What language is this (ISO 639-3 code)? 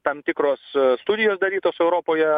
lit